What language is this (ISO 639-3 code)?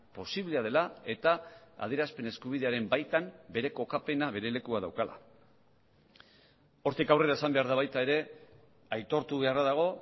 eus